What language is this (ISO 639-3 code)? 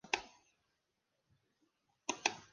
spa